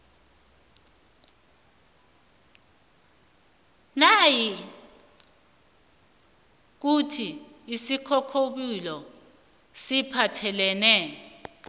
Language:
South Ndebele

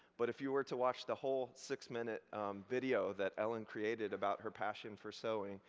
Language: English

